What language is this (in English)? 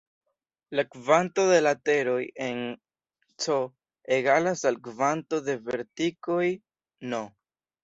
Esperanto